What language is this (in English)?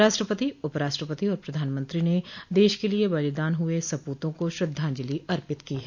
Hindi